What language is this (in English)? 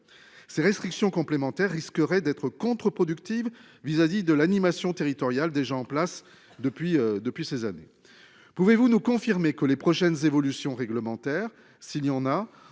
French